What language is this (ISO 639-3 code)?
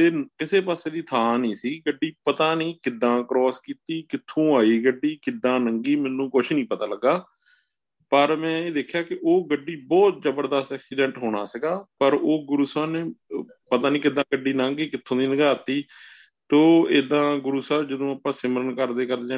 pan